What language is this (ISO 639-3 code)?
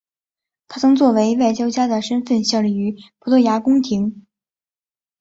zho